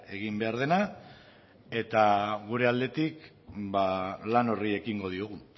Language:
Basque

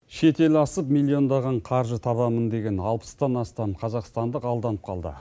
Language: Kazakh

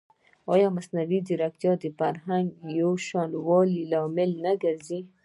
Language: Pashto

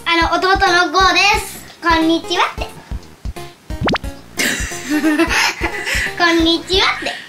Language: Japanese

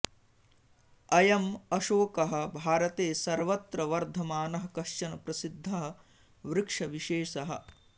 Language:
Sanskrit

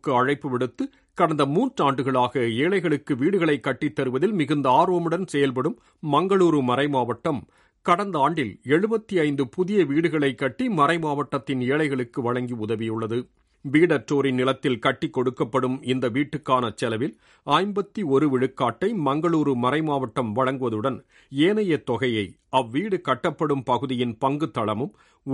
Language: Tamil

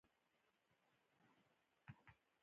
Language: Pashto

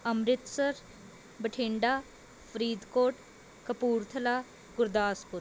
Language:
Punjabi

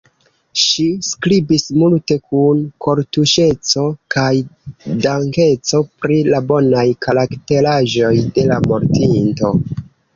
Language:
Esperanto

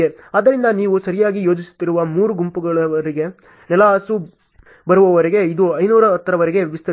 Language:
Kannada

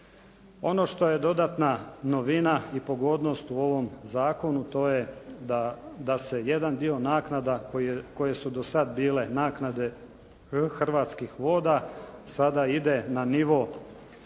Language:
Croatian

